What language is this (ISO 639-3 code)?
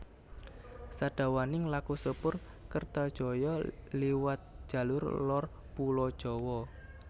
jav